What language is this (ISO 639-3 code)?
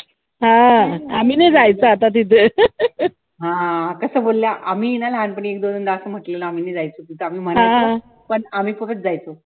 mar